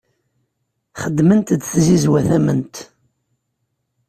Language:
Kabyle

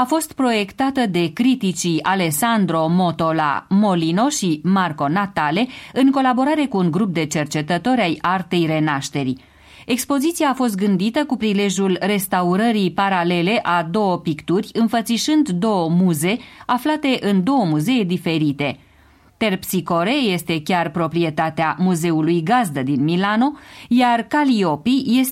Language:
Romanian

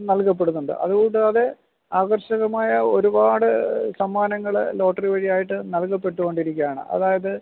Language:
Malayalam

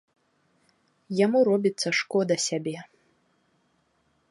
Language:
Belarusian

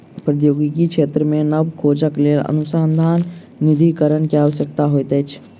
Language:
Maithili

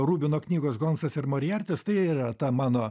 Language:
Lithuanian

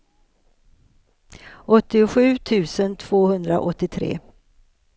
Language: Swedish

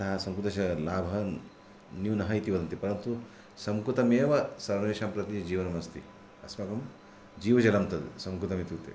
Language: Sanskrit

